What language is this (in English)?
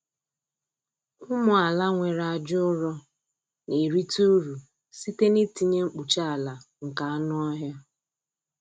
Igbo